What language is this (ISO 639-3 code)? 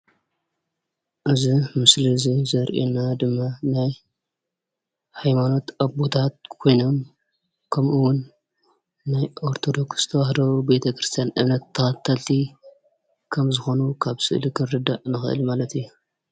tir